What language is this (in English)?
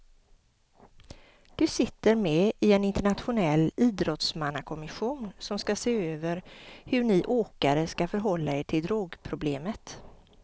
Swedish